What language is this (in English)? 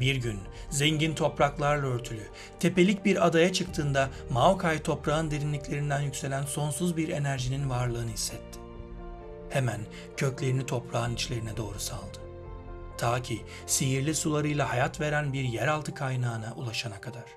Turkish